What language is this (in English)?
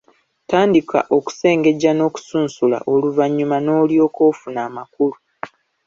Ganda